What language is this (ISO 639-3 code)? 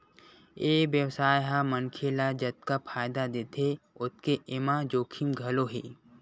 hne